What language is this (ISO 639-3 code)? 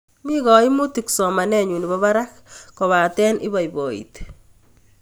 kln